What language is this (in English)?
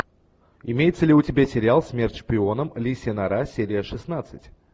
Russian